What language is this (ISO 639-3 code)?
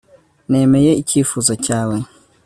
kin